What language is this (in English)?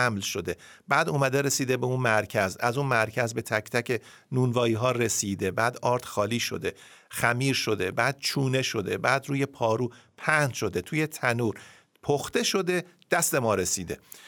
Persian